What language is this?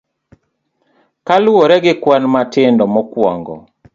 Luo (Kenya and Tanzania)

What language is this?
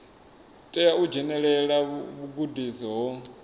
Venda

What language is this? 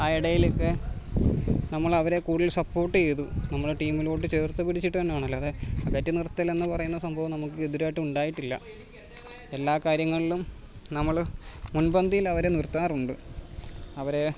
Malayalam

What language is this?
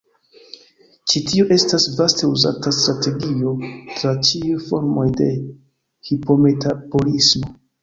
Esperanto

